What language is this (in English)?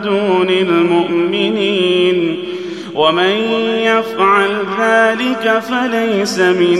Arabic